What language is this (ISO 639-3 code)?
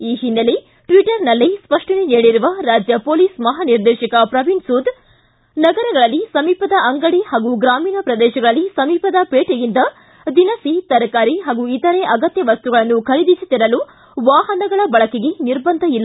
kan